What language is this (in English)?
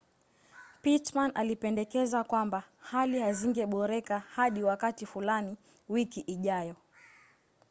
Swahili